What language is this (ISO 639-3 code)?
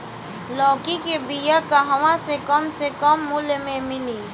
bho